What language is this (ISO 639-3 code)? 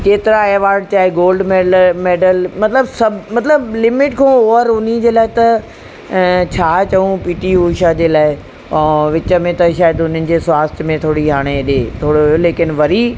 snd